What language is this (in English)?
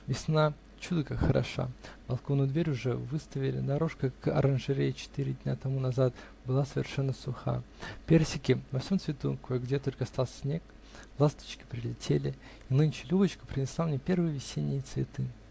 Russian